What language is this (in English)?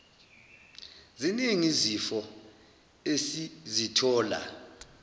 Zulu